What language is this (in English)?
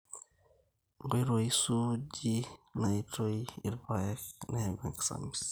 Masai